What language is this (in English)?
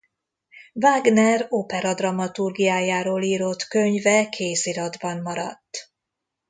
Hungarian